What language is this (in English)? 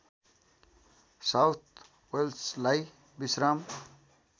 Nepali